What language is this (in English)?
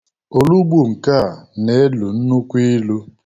Igbo